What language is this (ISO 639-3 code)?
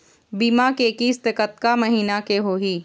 hne